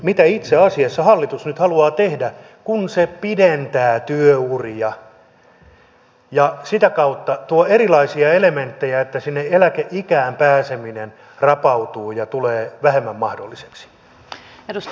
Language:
Finnish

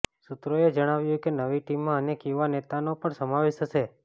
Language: Gujarati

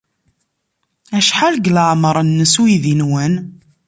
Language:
Kabyle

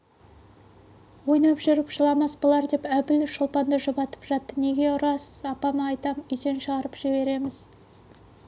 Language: Kazakh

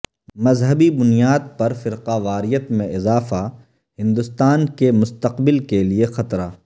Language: Urdu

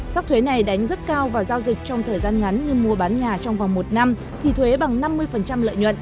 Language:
Vietnamese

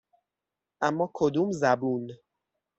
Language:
Persian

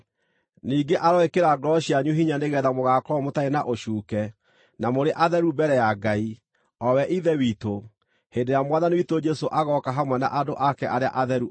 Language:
Kikuyu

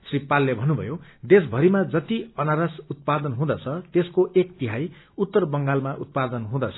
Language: Nepali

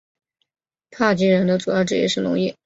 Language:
Chinese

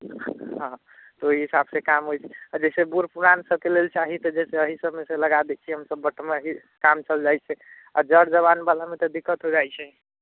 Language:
Maithili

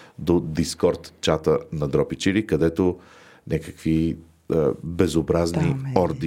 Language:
Bulgarian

